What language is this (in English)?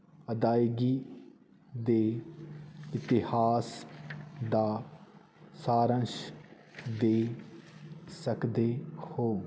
Punjabi